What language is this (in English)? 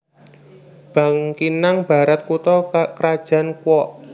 Javanese